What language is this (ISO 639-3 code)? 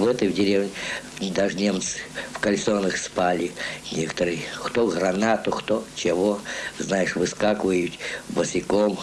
rus